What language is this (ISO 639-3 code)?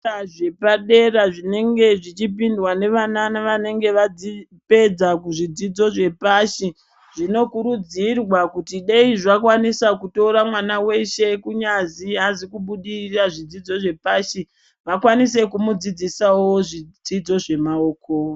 ndc